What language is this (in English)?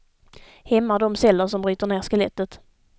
Swedish